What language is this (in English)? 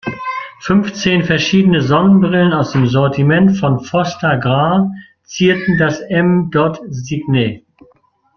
German